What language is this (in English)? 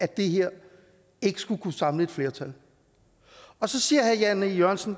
Danish